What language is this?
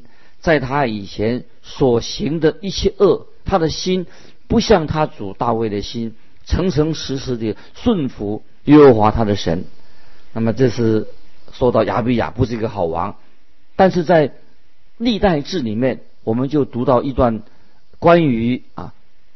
Chinese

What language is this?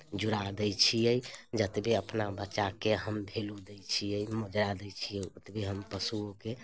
Maithili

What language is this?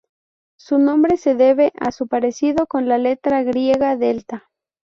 Spanish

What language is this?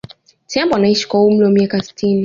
Swahili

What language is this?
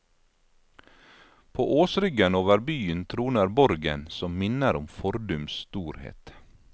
Norwegian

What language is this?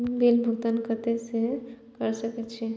Maithili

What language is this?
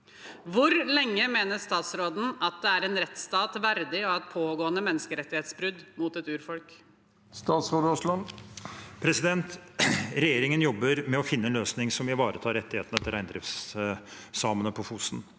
Norwegian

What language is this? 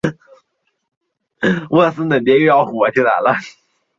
Chinese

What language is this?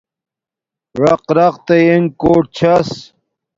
Domaaki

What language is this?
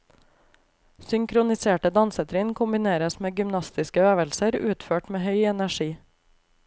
Norwegian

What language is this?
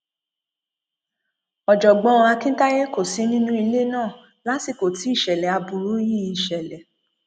Yoruba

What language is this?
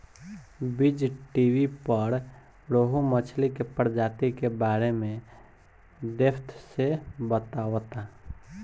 Bhojpuri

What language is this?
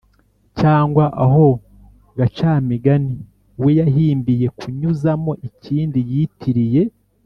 Kinyarwanda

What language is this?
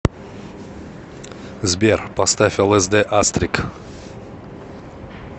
Russian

